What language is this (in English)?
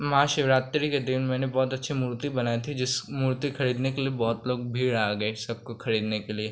Hindi